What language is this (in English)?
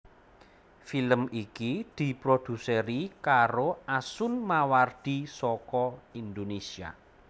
Javanese